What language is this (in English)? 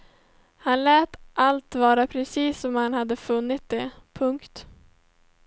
Swedish